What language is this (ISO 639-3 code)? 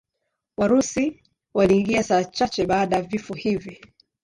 swa